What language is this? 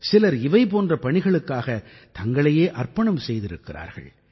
Tamil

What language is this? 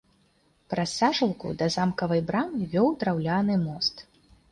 Belarusian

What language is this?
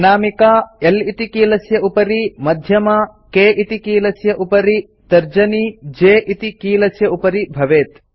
Sanskrit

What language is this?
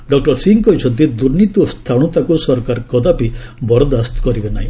Odia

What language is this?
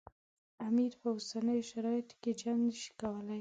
Pashto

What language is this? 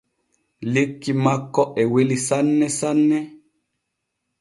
Borgu Fulfulde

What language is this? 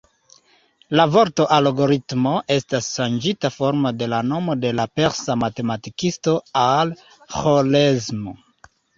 Esperanto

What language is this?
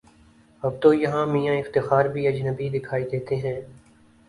Urdu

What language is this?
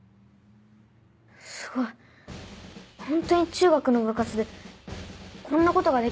Japanese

